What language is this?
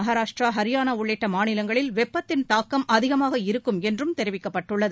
Tamil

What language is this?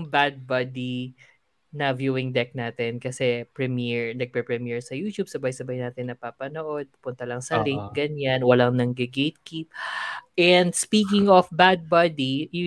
Filipino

